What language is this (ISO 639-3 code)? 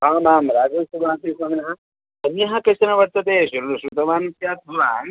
san